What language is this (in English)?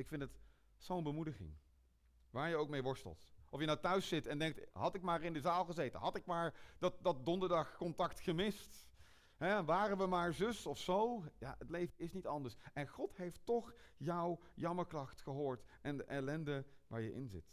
Dutch